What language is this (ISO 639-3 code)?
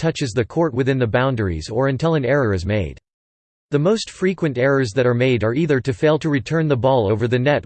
eng